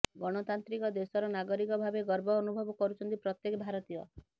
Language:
Odia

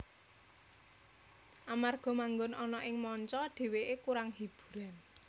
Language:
Javanese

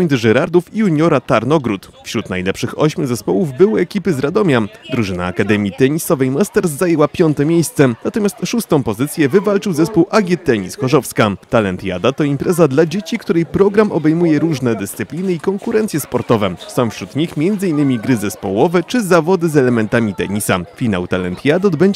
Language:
Polish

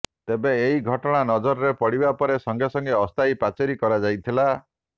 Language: Odia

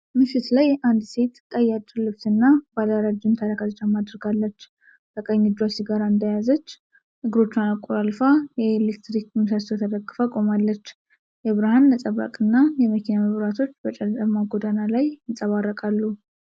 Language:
Amharic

